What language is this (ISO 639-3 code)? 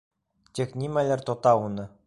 bak